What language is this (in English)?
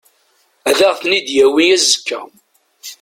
Kabyle